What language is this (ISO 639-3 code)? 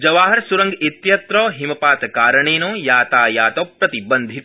san